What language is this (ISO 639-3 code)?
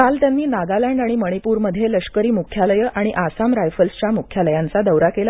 mar